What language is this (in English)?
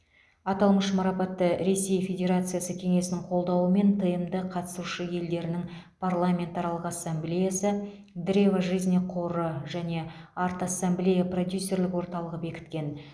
Kazakh